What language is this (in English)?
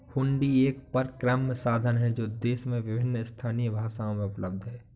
Hindi